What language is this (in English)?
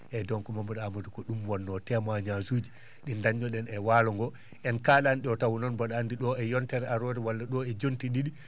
Fula